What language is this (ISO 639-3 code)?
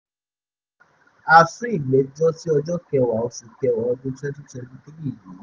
yor